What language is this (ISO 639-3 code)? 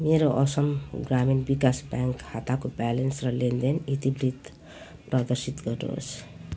nep